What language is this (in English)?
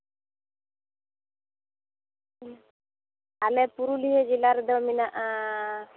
Santali